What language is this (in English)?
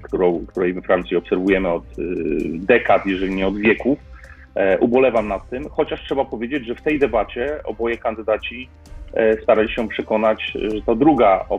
Polish